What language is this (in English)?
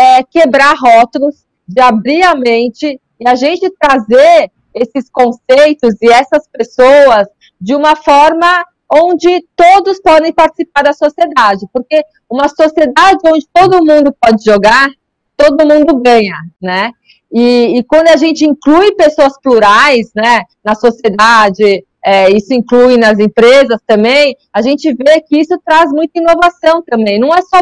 Portuguese